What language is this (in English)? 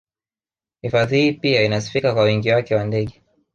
Swahili